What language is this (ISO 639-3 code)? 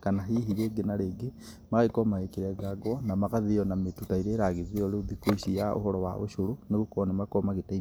kik